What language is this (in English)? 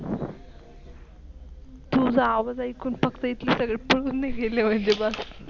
Marathi